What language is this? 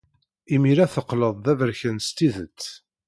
Kabyle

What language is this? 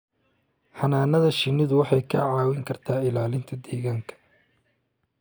Somali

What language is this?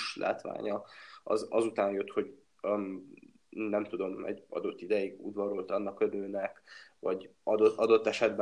Hungarian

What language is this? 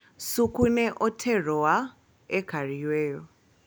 Luo (Kenya and Tanzania)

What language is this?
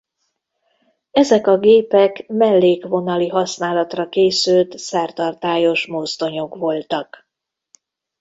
Hungarian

